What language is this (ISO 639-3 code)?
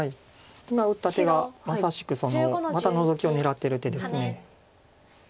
jpn